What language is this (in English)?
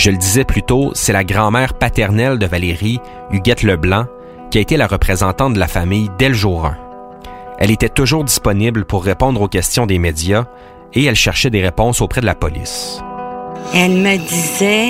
French